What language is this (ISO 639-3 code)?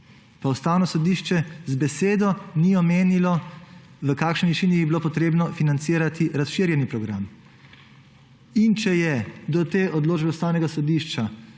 slv